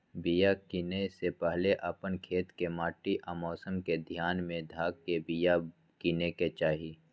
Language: Magahi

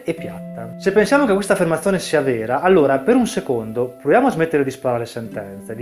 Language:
Italian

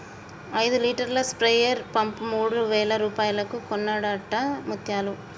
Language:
Telugu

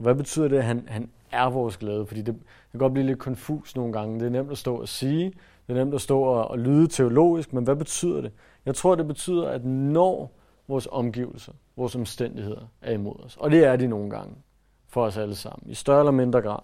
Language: Danish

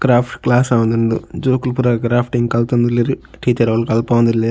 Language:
Tulu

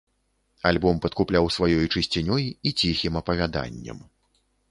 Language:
Belarusian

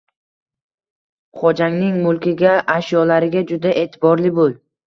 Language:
Uzbek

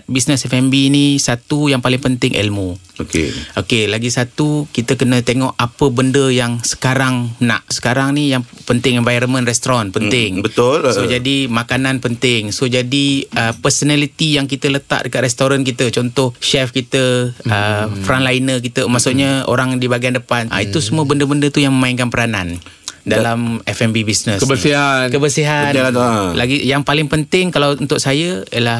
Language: Malay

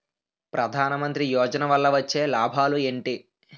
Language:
Telugu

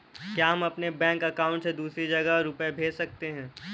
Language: Hindi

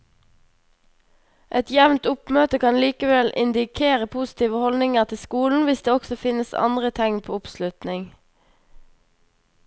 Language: Norwegian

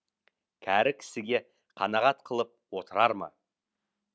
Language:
Kazakh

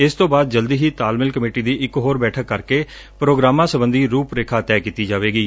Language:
Punjabi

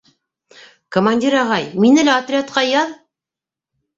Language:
Bashkir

